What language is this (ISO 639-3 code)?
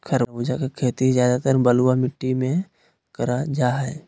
mag